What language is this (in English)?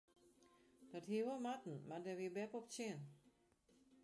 Western Frisian